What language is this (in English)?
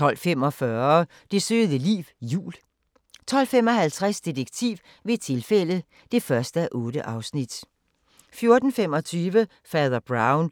Danish